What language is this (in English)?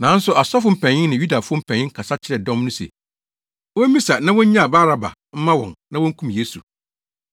Akan